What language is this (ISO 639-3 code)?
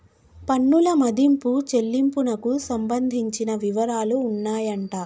tel